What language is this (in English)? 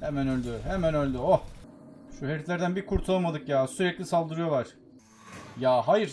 Turkish